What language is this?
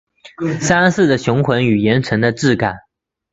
Chinese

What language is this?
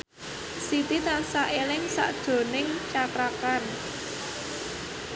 Javanese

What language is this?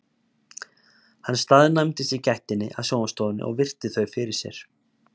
Icelandic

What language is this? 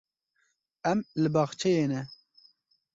Kurdish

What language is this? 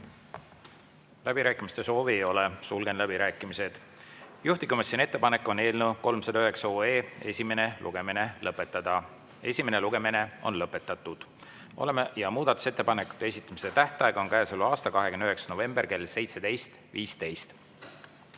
Estonian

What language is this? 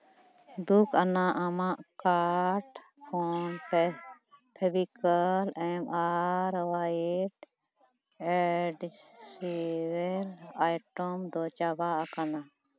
Santali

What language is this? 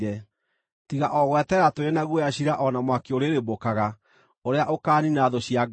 Kikuyu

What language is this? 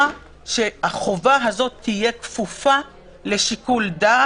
Hebrew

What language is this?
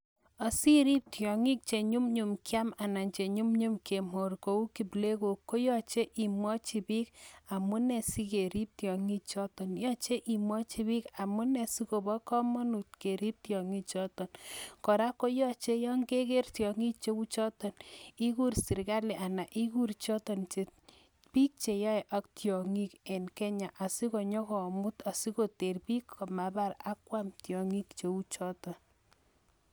Kalenjin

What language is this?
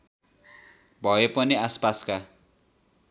Nepali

